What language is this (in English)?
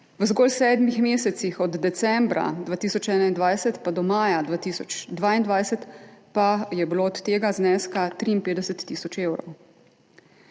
Slovenian